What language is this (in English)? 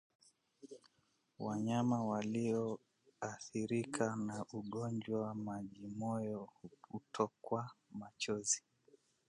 Swahili